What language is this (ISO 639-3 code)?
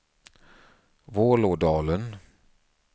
swe